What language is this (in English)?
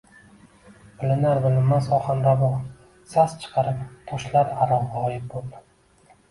Uzbek